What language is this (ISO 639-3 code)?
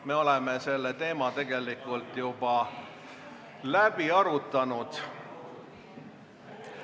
est